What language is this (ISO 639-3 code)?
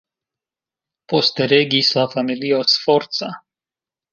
epo